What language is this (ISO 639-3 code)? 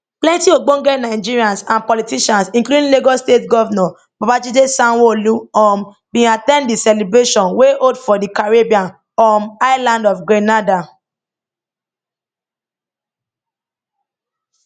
pcm